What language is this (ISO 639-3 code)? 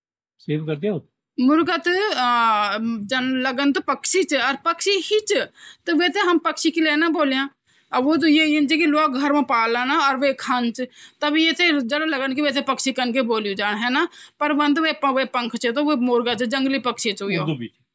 gbm